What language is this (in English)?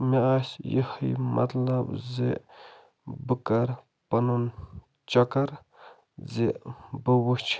Kashmiri